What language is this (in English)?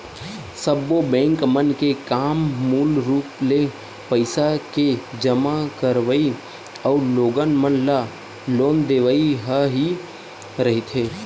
Chhattisgarhi